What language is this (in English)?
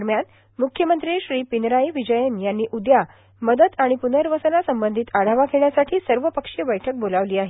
Marathi